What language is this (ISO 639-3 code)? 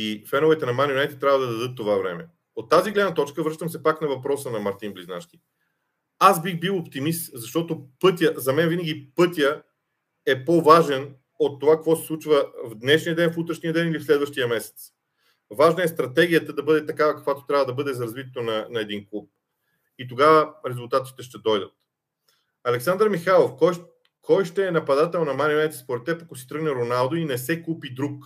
bul